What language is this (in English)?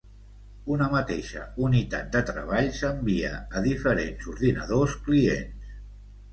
Catalan